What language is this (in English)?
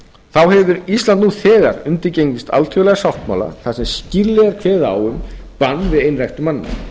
Icelandic